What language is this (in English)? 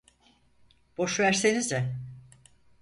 Turkish